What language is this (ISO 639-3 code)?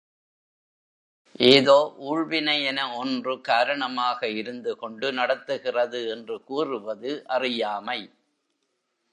tam